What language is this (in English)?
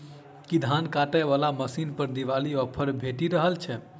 Maithili